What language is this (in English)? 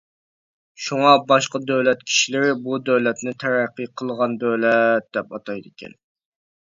Uyghur